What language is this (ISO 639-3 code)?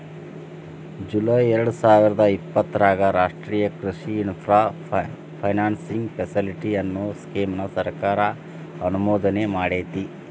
kan